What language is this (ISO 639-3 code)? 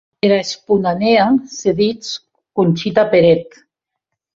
oci